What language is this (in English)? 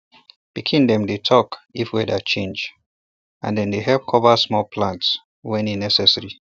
Nigerian Pidgin